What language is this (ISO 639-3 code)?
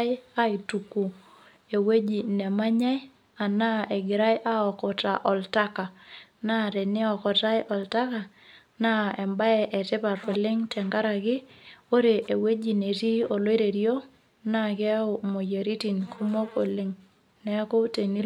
mas